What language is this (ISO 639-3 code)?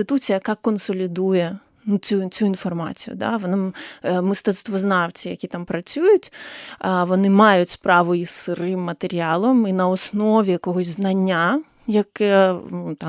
ukr